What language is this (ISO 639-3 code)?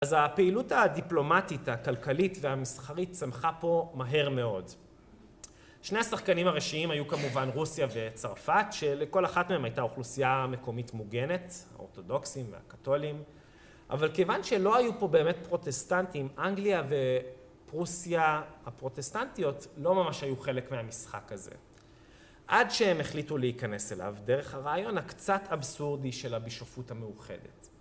heb